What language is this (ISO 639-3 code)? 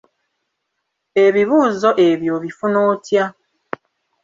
lug